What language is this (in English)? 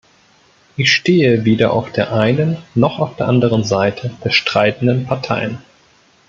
German